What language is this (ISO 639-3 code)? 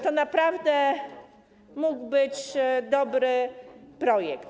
pol